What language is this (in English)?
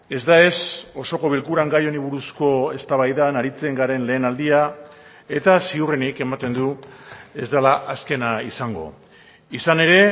Basque